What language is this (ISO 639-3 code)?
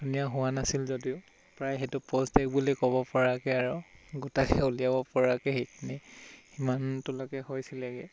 asm